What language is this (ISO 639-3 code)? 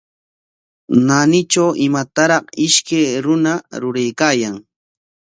qwa